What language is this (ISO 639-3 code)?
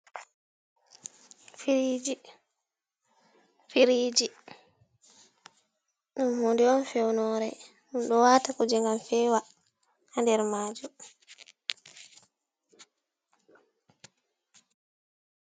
ful